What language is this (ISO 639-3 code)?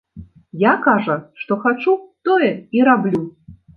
bel